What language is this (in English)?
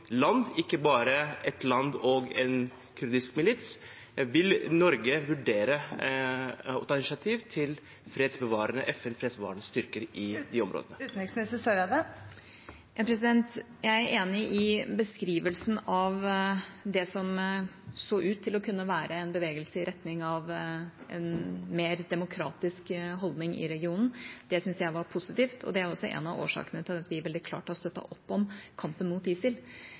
Norwegian Bokmål